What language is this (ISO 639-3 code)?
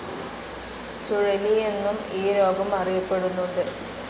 mal